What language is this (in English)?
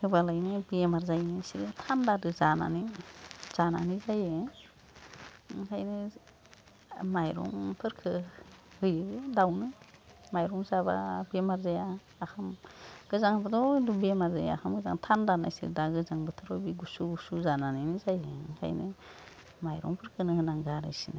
Bodo